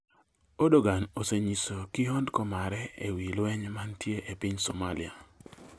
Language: Luo (Kenya and Tanzania)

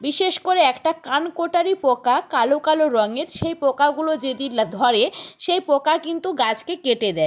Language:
Bangla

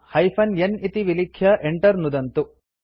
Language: Sanskrit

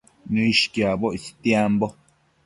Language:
Matsés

